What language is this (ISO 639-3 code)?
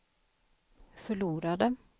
swe